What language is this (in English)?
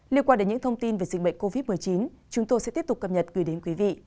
Vietnamese